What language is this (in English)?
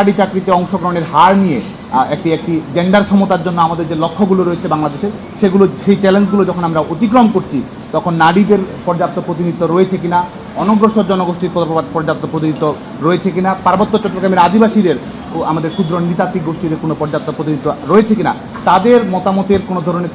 Bangla